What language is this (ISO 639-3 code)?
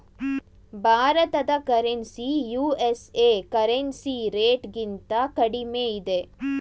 kan